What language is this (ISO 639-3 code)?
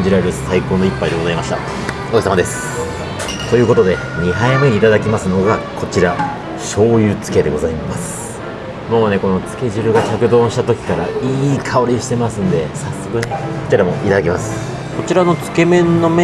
jpn